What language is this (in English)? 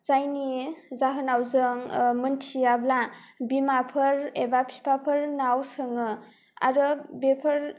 Bodo